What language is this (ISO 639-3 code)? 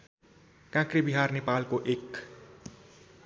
nep